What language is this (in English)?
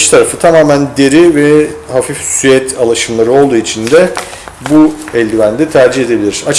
Turkish